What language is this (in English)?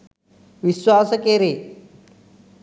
Sinhala